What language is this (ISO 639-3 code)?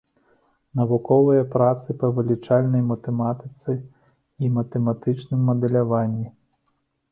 bel